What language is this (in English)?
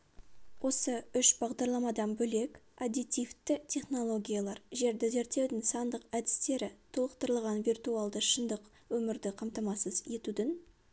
Kazakh